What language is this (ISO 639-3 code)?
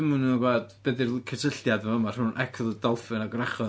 cym